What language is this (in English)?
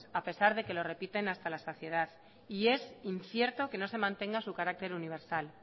Spanish